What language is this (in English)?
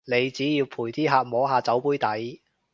Cantonese